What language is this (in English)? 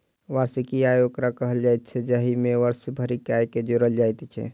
Maithili